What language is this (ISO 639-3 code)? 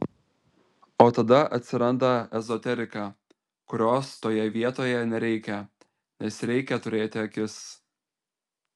lit